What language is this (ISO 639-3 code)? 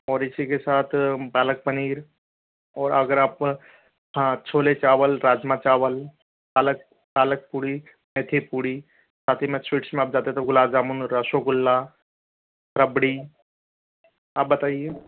hin